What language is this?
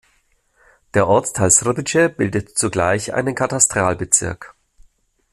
German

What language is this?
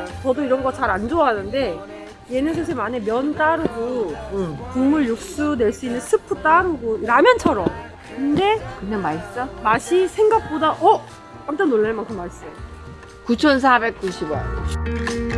Korean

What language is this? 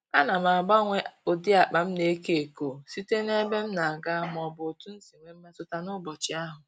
Igbo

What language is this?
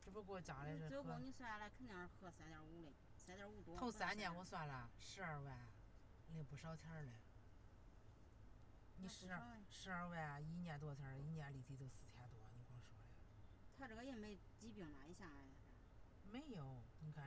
Chinese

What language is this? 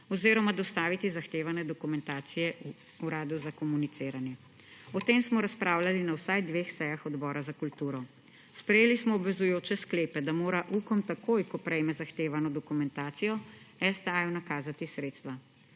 Slovenian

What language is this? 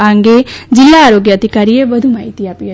Gujarati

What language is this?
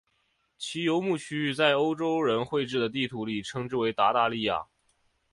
Chinese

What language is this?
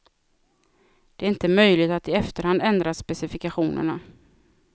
Swedish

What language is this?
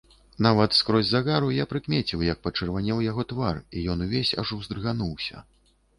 Belarusian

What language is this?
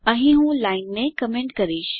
Gujarati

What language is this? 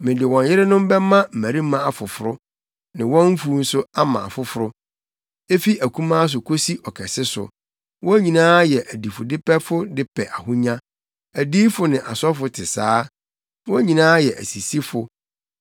Akan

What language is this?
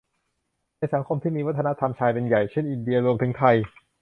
Thai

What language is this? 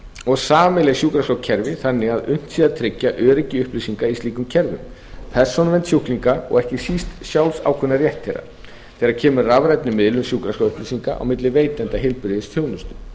Icelandic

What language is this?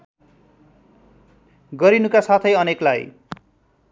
Nepali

